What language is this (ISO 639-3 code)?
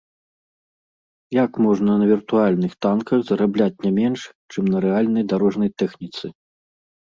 bel